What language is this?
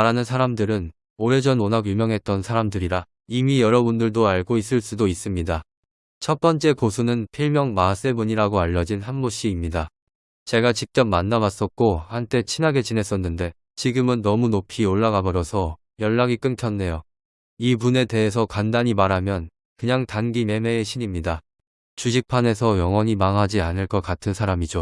Korean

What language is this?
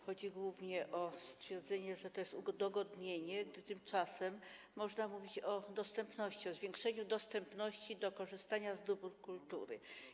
Polish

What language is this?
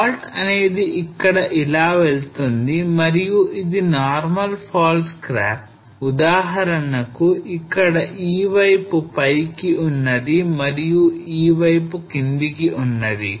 Telugu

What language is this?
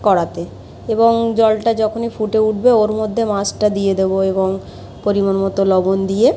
Bangla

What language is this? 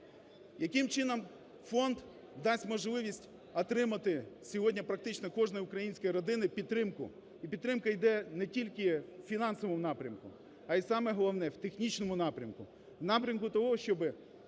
Ukrainian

